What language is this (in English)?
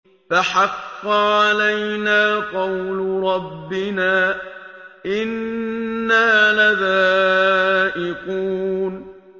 Arabic